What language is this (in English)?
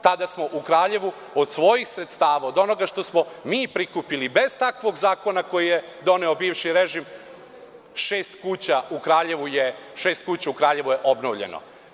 Serbian